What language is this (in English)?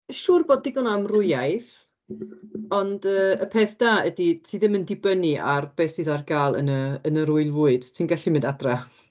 Welsh